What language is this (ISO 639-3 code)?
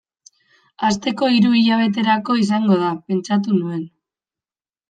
eus